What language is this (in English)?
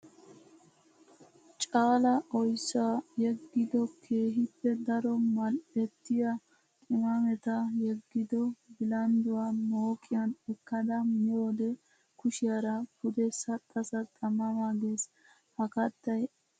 Wolaytta